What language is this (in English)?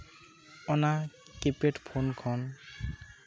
Santali